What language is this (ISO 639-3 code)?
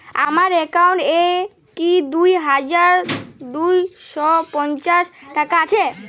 ben